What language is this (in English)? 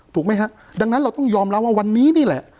Thai